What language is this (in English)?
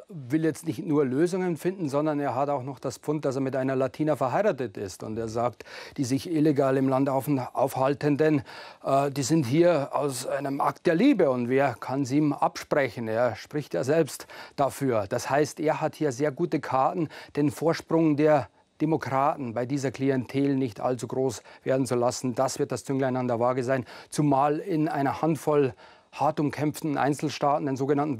German